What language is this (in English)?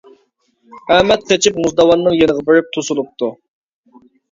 Uyghur